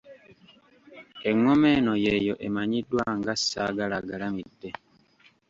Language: Ganda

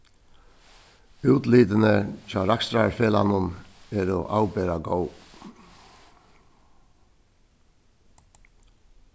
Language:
Faroese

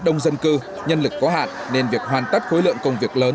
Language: Vietnamese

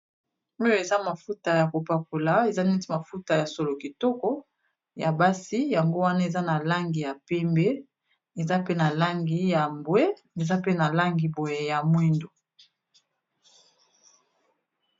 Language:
Lingala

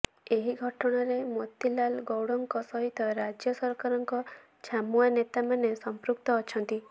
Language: Odia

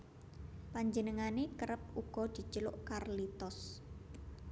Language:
Javanese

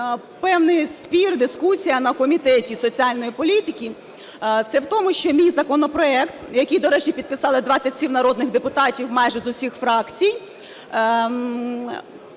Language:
Ukrainian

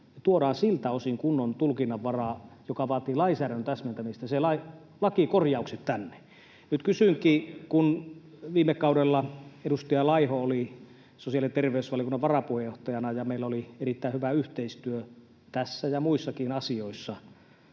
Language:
Finnish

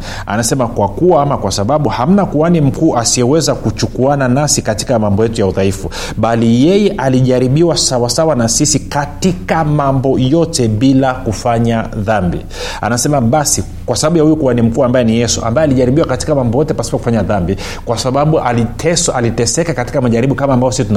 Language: Swahili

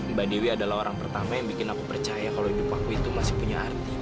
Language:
Indonesian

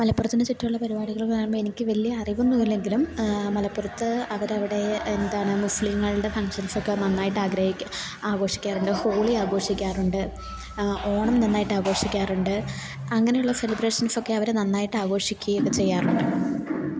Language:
Malayalam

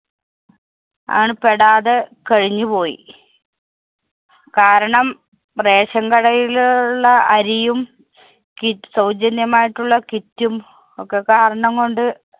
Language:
Malayalam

